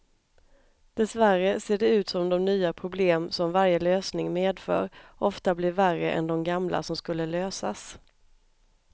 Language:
Swedish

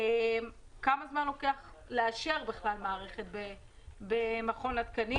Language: Hebrew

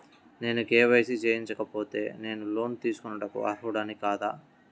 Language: Telugu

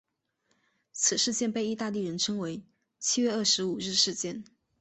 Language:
Chinese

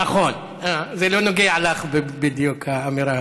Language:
Hebrew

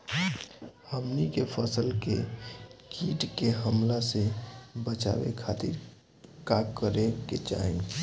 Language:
Bhojpuri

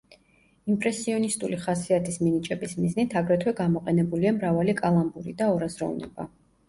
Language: Georgian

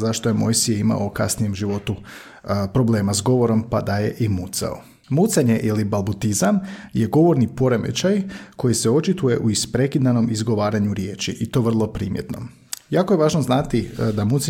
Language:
Croatian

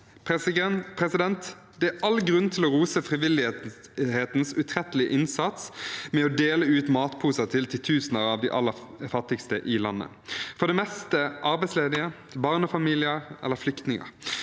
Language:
Norwegian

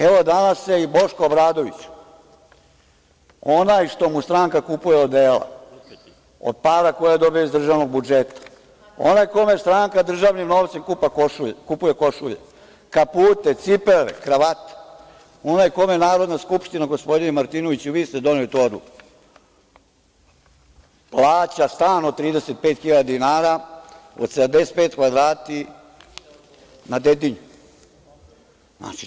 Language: Serbian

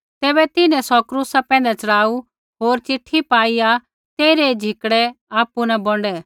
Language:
Kullu Pahari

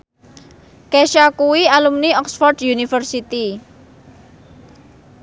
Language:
Javanese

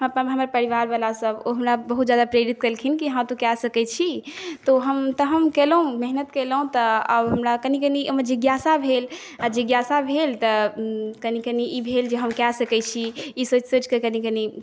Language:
Maithili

